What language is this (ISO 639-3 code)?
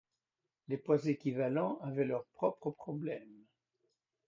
fra